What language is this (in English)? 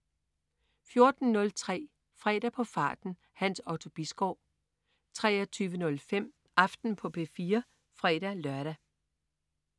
Danish